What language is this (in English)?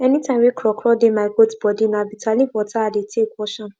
Nigerian Pidgin